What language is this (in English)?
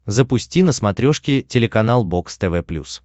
Russian